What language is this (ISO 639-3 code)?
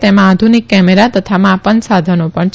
guj